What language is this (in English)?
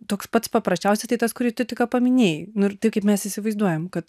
Lithuanian